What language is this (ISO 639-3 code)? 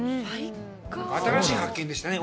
jpn